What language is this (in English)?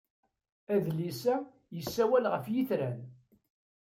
Kabyle